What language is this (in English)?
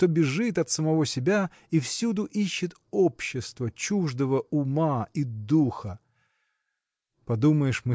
Russian